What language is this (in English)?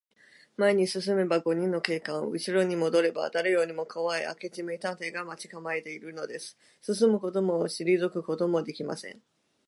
Japanese